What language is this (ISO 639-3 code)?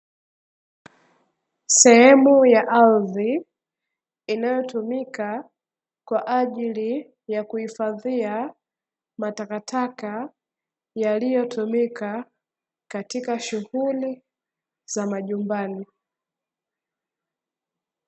swa